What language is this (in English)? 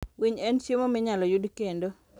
Luo (Kenya and Tanzania)